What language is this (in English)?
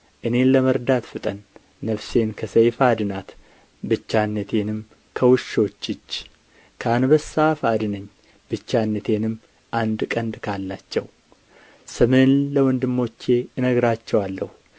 Amharic